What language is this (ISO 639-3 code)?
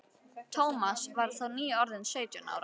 isl